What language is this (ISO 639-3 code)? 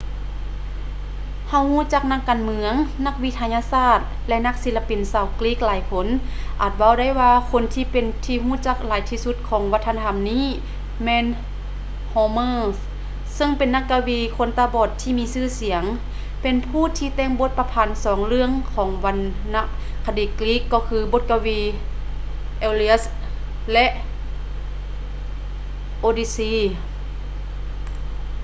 lao